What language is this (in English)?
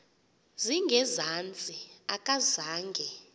Xhosa